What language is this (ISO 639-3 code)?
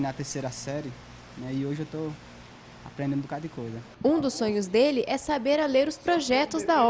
por